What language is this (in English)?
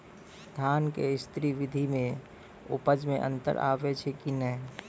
Maithili